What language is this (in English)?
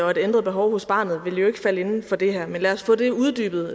Danish